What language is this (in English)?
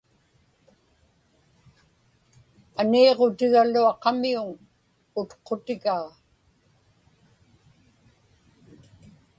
Inupiaq